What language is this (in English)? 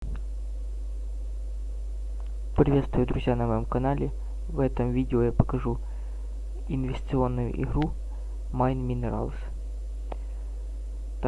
Russian